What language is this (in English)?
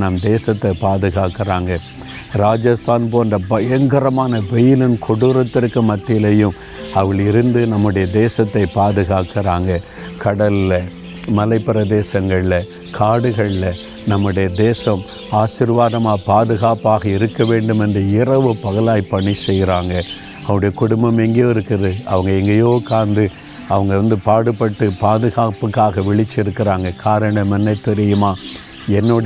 Tamil